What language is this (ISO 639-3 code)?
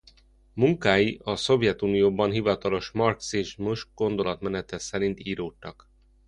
hun